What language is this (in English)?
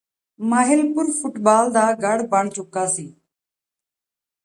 Punjabi